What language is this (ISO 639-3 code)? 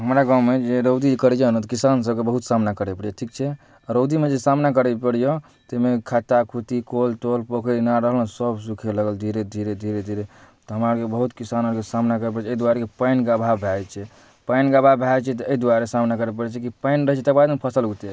mai